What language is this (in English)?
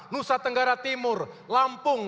Indonesian